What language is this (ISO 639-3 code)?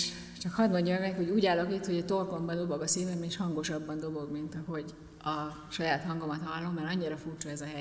hun